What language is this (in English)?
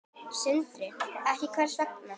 Icelandic